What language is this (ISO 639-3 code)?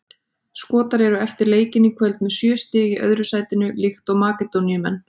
isl